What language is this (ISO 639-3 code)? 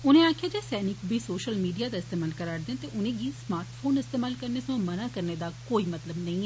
doi